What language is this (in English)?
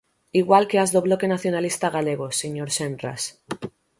Galician